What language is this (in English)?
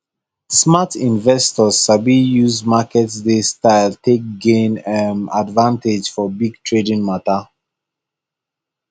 Nigerian Pidgin